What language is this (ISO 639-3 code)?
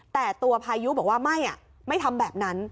tha